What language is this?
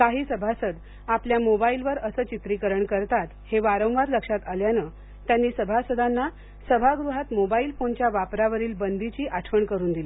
Marathi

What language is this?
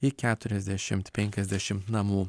Lithuanian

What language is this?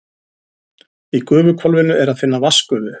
Icelandic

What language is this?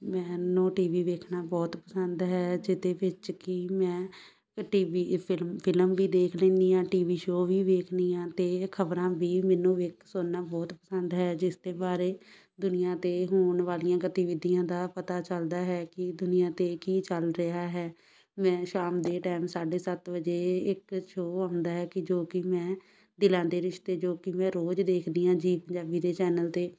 Punjabi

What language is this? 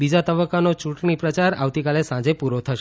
Gujarati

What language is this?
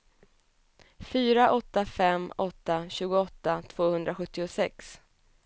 Swedish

